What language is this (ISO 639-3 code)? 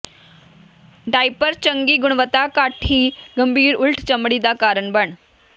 pan